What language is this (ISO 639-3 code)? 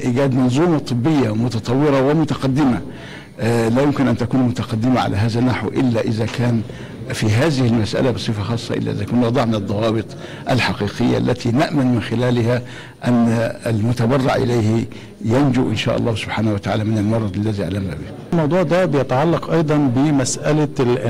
ara